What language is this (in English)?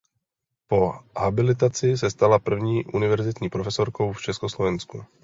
Czech